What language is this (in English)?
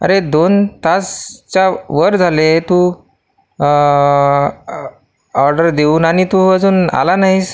Marathi